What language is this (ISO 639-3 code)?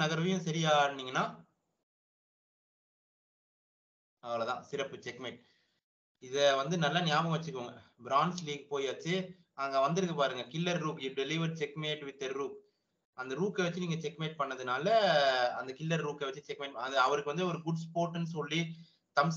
vie